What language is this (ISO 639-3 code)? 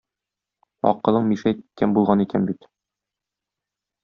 tat